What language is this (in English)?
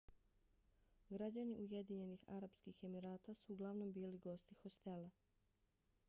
Bosnian